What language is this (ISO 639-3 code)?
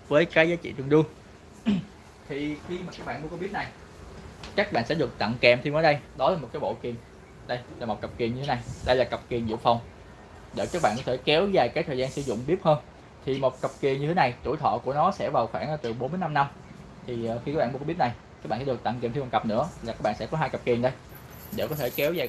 vie